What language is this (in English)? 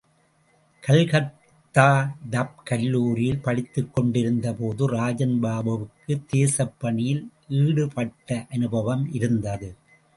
Tamil